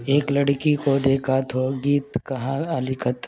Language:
Sanskrit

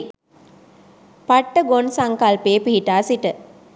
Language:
Sinhala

